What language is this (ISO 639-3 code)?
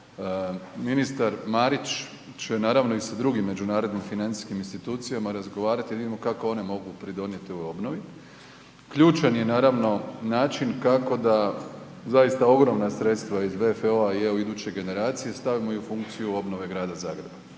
hrv